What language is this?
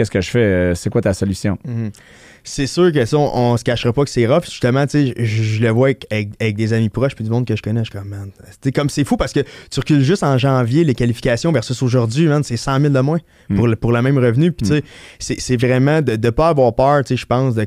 French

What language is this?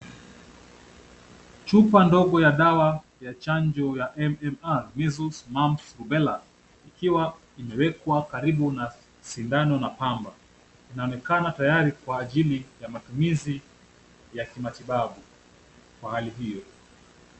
Swahili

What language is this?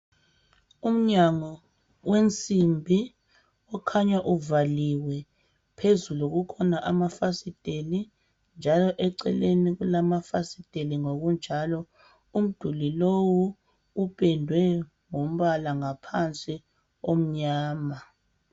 North Ndebele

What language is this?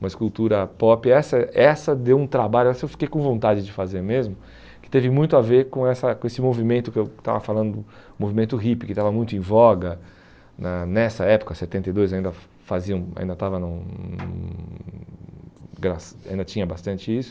Portuguese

